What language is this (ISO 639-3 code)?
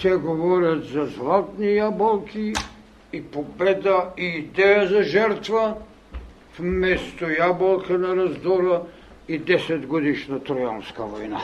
bul